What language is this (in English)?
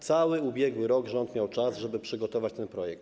Polish